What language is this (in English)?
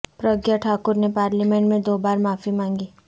Urdu